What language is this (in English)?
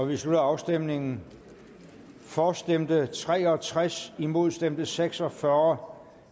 Danish